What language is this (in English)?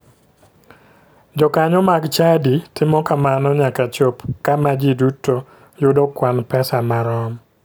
Luo (Kenya and Tanzania)